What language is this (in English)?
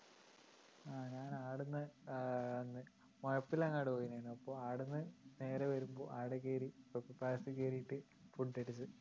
Malayalam